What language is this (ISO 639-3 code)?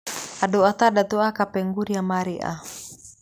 kik